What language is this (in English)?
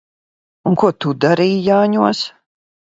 Latvian